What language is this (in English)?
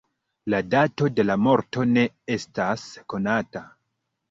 Esperanto